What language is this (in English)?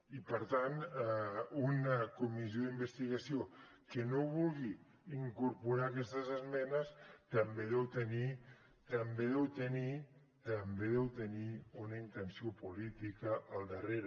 Catalan